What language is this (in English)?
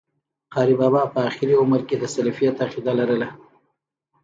Pashto